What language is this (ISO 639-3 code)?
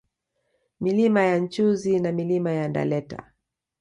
swa